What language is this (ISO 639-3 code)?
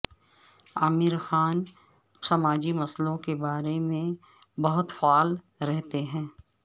urd